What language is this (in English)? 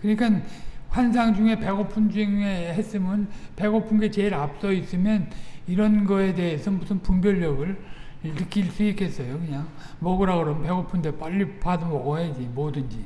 Korean